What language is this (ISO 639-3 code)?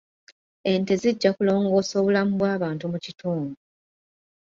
lug